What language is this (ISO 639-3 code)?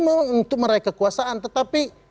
ind